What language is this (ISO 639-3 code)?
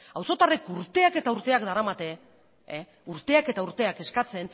eus